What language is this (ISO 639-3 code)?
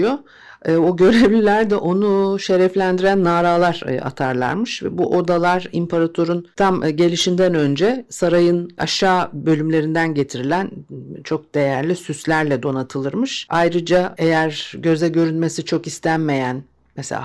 tur